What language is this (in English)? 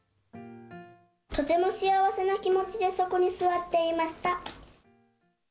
Japanese